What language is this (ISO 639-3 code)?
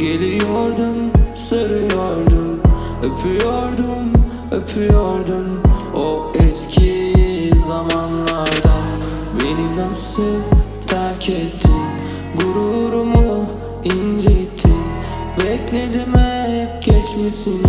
tur